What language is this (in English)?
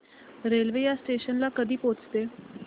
Marathi